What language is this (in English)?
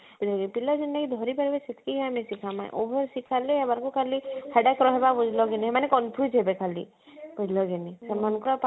Odia